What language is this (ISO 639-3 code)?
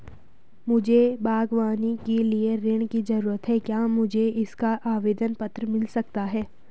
hin